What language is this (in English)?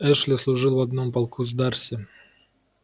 Russian